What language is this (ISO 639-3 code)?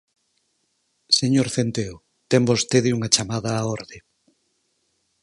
glg